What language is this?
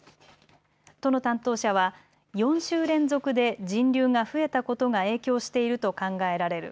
Japanese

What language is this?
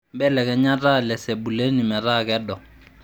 Masai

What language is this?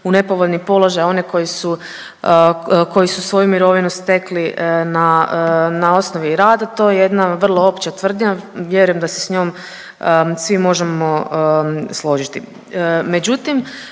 Croatian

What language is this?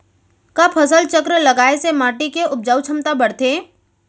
Chhattisgarhi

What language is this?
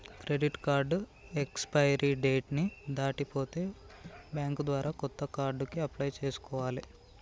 Telugu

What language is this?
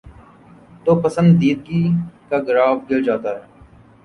Urdu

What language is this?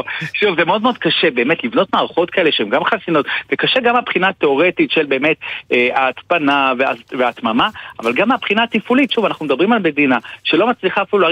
Hebrew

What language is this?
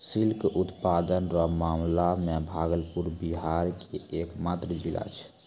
Maithili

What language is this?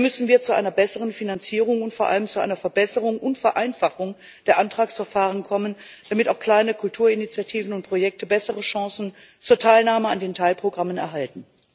German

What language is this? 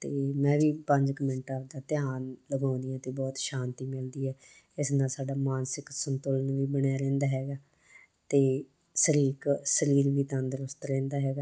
Punjabi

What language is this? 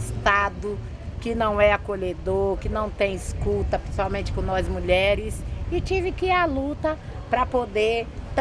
Portuguese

